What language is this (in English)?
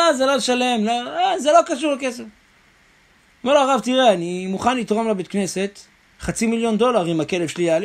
Hebrew